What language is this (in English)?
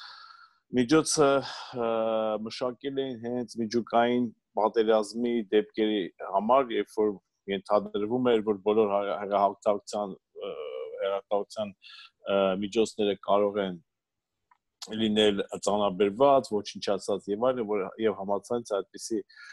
Turkish